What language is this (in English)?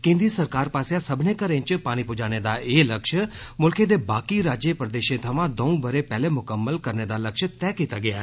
Dogri